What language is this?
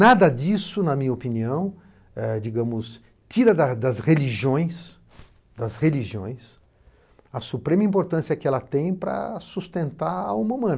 Portuguese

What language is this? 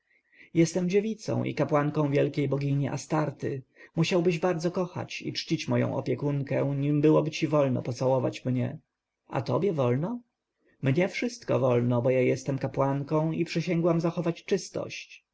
Polish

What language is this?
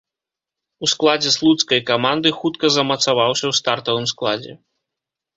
Belarusian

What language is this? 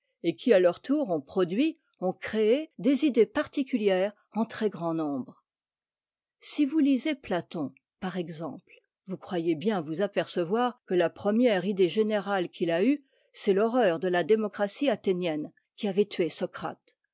French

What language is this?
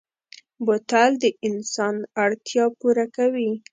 Pashto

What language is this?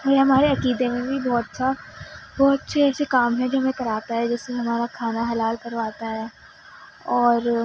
Urdu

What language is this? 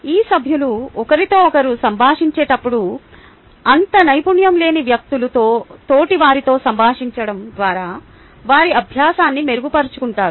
Telugu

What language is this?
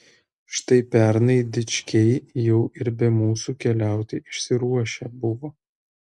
Lithuanian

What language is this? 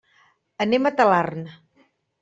Catalan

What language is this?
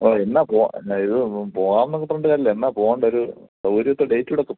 Malayalam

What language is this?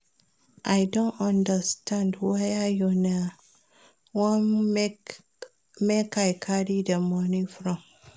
Nigerian Pidgin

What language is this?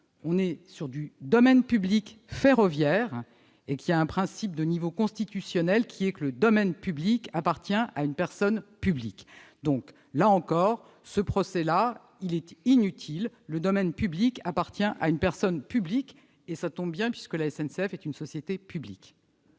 French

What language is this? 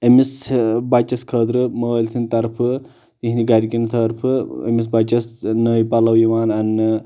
Kashmiri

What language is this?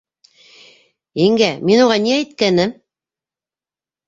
Bashkir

